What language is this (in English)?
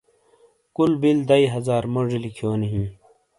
Shina